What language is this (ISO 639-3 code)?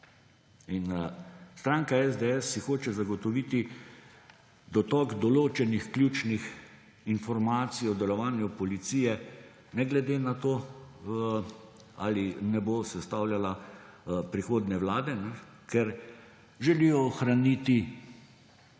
slv